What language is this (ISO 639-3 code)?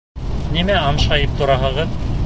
bak